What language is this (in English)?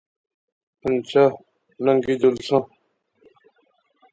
Pahari-Potwari